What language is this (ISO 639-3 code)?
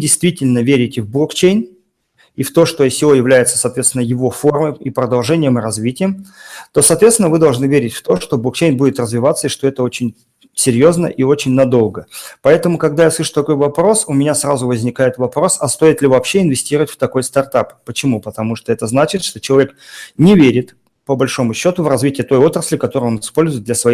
rus